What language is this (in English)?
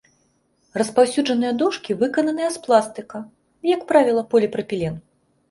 Belarusian